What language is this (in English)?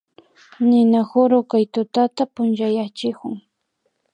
Imbabura Highland Quichua